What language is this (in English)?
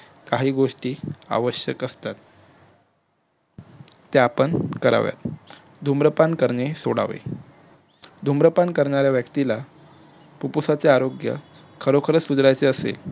Marathi